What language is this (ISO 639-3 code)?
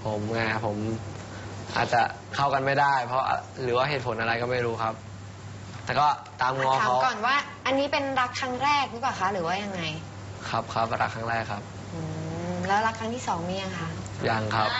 tha